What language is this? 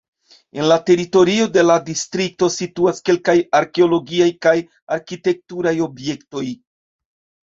Esperanto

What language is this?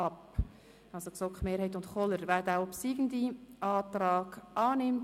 Swiss German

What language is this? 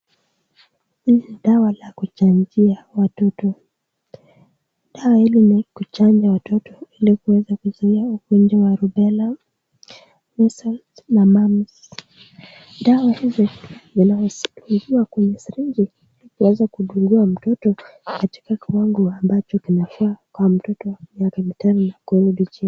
Swahili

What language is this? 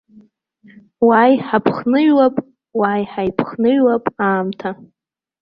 Abkhazian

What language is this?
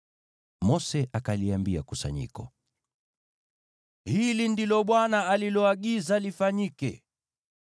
Swahili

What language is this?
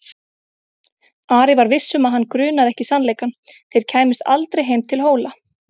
Icelandic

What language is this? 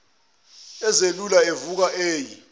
Zulu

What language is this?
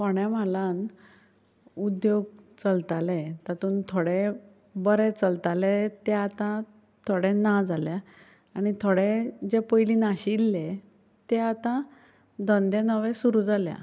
Konkani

